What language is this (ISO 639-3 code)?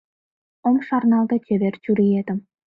chm